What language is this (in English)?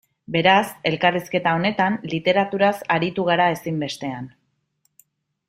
Basque